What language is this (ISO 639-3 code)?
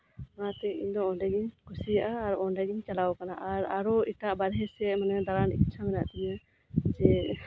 sat